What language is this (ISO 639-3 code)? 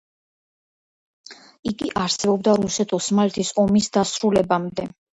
kat